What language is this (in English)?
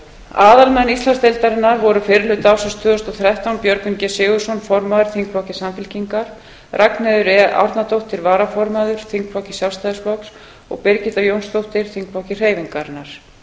Icelandic